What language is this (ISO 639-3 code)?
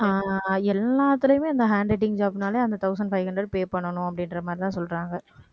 tam